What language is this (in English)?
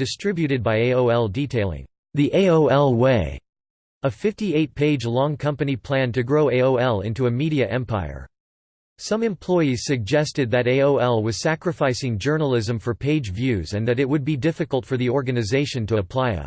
English